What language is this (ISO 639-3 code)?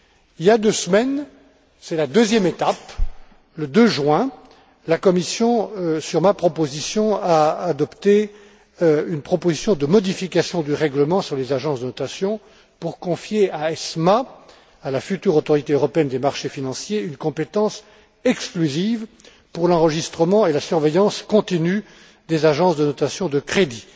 fra